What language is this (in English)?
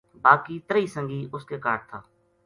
Gujari